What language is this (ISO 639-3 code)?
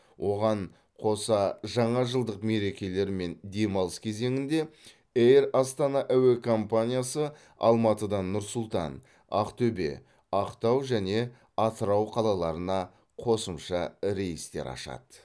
kaz